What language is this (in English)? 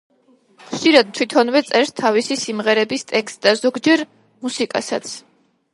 Georgian